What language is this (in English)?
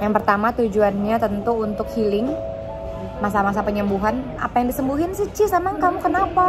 Indonesian